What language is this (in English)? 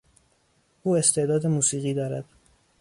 Persian